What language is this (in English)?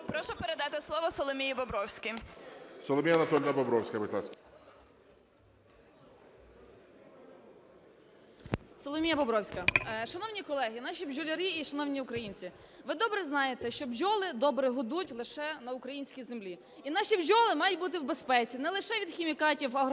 Ukrainian